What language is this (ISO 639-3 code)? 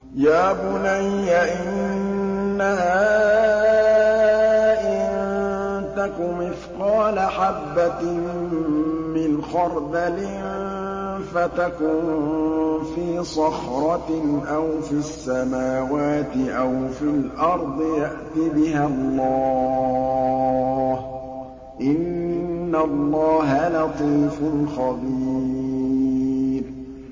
ara